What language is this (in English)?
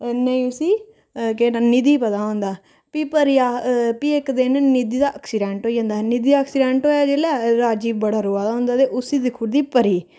Dogri